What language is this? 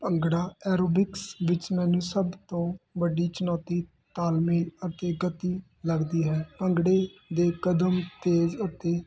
Punjabi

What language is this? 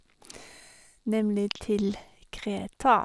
Norwegian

